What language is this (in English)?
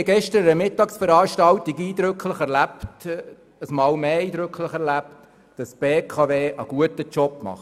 Swiss German